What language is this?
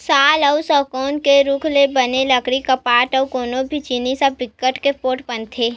Chhattisgarhi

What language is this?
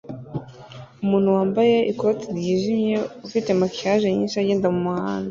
Kinyarwanda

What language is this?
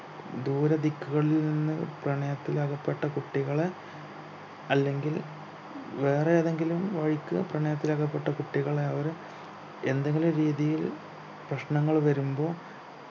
Malayalam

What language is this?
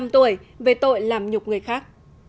Vietnamese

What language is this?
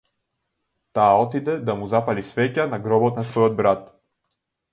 Macedonian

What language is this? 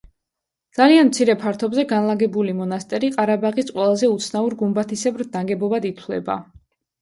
Georgian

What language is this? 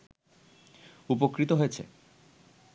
Bangla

